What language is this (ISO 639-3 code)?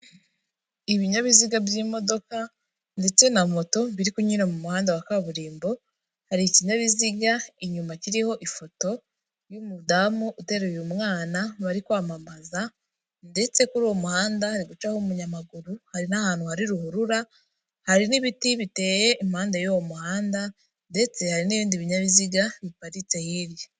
kin